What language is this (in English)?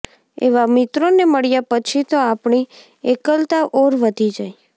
Gujarati